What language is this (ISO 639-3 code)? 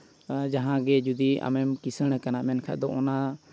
sat